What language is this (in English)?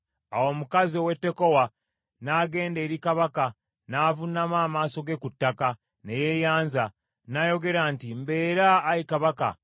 Ganda